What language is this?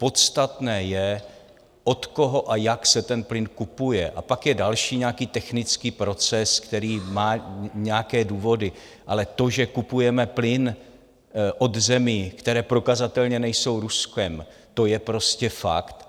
Czech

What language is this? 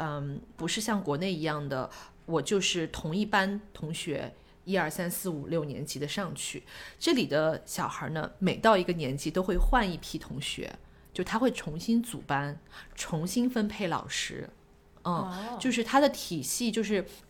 Chinese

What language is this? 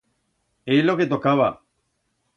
Aragonese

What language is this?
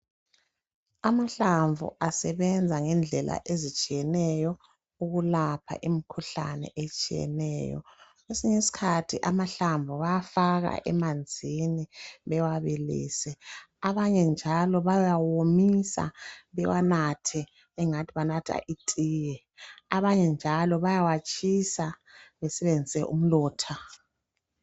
North Ndebele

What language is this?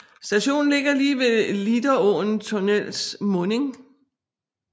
Danish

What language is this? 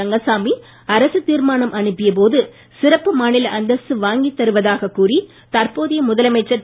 Tamil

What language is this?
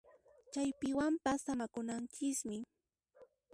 Puno Quechua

